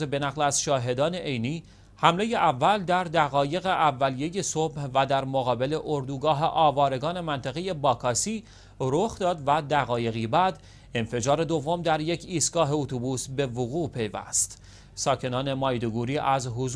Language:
Persian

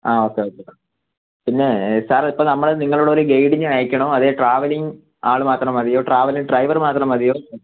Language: Malayalam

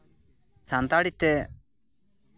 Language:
Santali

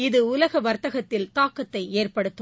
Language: Tamil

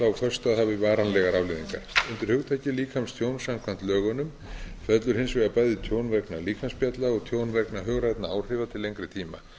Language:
Icelandic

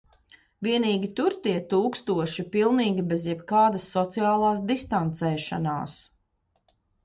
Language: Latvian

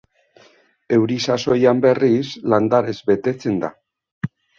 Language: Basque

